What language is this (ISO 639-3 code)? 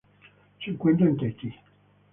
spa